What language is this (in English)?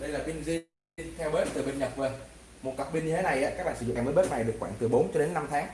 Vietnamese